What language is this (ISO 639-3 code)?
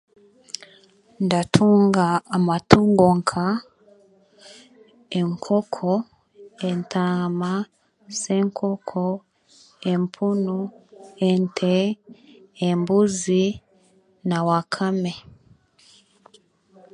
cgg